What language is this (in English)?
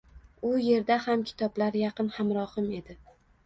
Uzbek